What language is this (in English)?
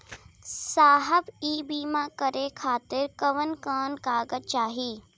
Bhojpuri